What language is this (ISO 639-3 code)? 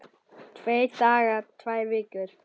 isl